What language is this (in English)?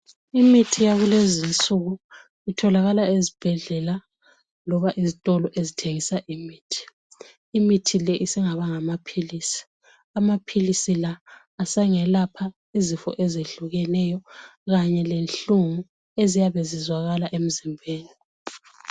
North Ndebele